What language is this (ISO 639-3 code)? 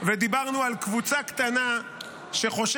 heb